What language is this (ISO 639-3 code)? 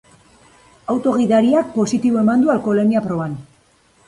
eus